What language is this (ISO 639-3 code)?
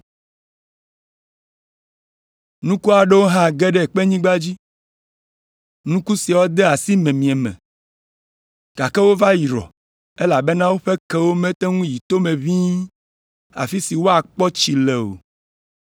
ewe